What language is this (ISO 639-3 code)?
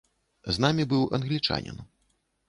bel